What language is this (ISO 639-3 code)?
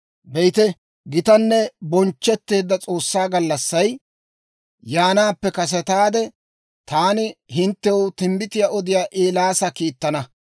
dwr